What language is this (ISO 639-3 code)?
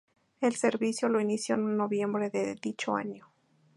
spa